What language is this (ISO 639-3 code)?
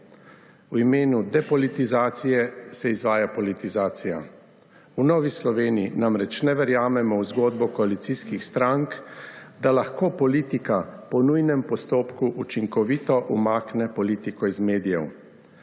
slv